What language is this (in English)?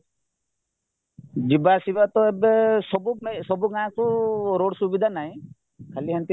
Odia